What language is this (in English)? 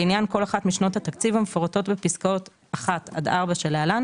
Hebrew